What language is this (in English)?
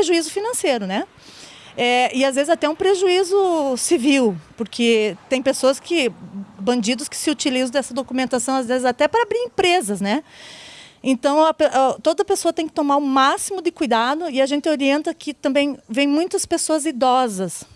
Portuguese